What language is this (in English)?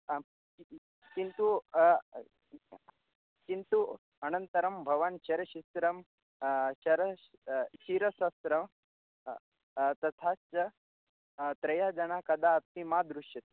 Sanskrit